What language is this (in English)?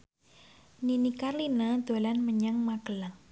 Javanese